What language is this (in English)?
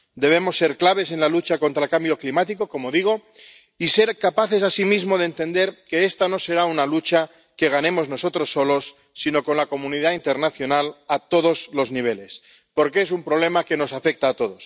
Spanish